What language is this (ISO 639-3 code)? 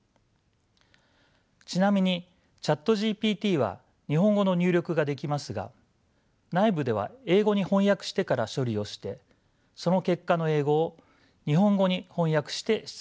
jpn